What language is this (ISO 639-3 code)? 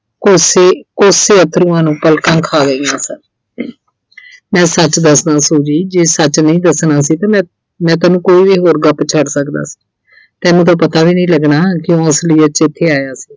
pan